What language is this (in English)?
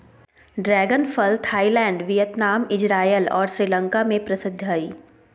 Magahi